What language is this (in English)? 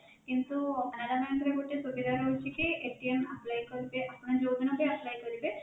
Odia